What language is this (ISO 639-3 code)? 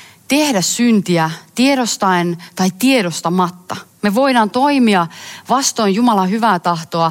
fin